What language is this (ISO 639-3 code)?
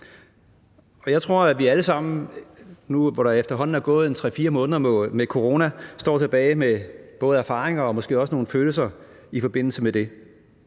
dan